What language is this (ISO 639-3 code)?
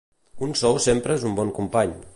cat